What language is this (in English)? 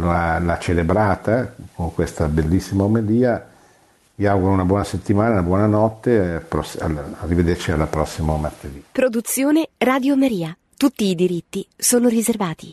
Italian